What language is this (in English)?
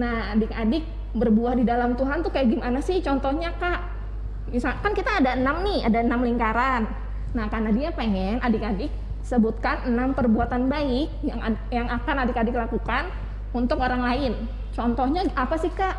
Indonesian